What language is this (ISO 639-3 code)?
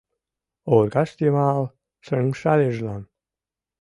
chm